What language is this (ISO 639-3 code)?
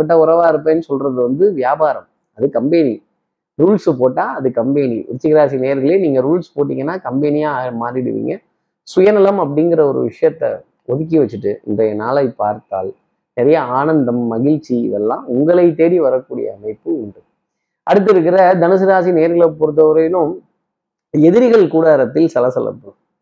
tam